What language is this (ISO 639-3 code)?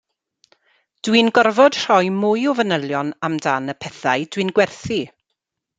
cym